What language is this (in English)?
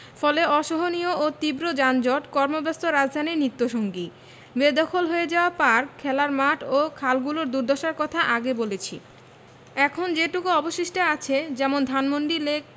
Bangla